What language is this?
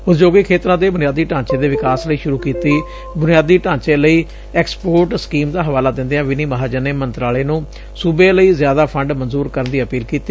Punjabi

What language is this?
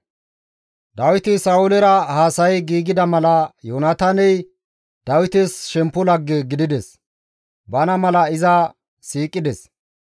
Gamo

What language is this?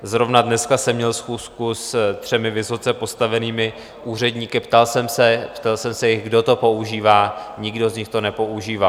Czech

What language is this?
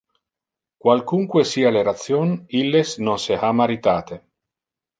Interlingua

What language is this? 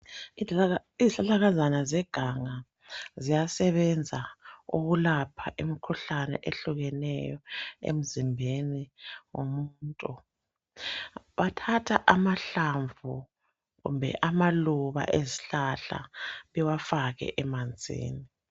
North Ndebele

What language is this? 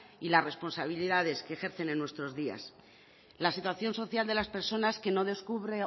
Spanish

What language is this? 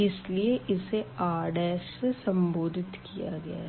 Hindi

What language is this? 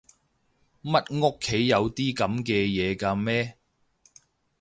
Cantonese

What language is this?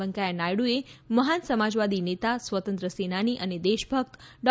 Gujarati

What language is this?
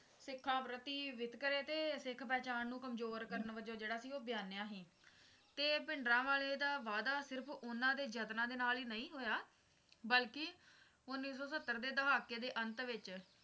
Punjabi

